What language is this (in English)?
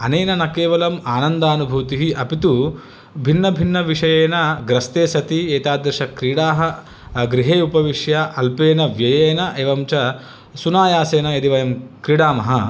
Sanskrit